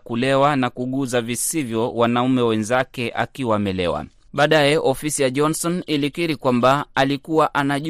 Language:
Swahili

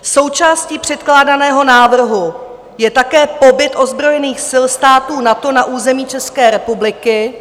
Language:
Czech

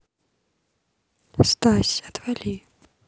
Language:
Russian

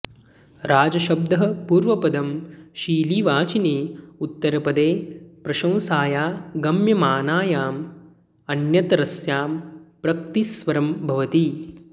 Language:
Sanskrit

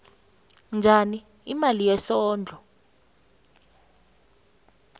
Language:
South Ndebele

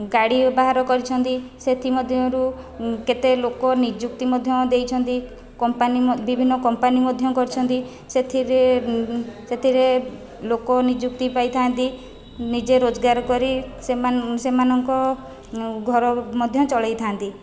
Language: Odia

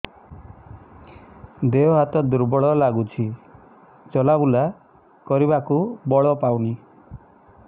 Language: Odia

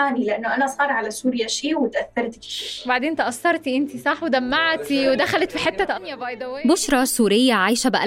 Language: Arabic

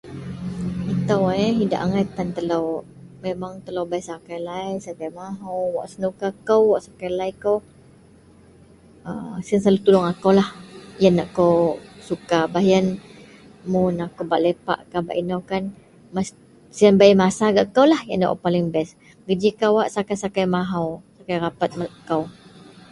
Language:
Central Melanau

